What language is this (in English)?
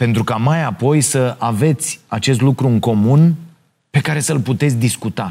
Romanian